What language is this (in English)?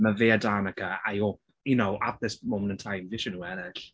Welsh